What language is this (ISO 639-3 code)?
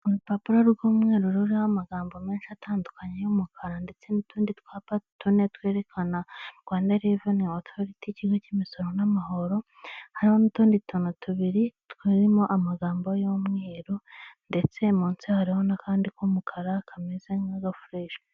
kin